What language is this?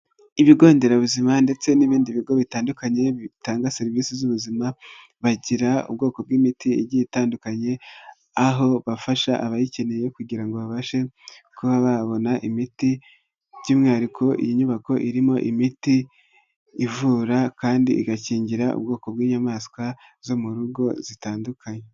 Kinyarwanda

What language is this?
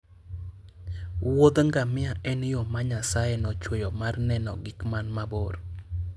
Luo (Kenya and Tanzania)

